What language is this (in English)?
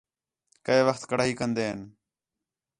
Khetrani